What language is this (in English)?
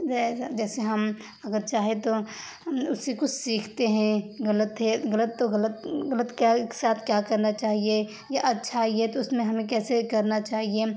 Urdu